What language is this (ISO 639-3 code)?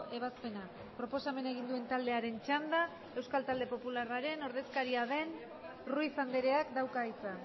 eus